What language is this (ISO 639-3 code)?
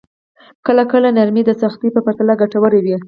pus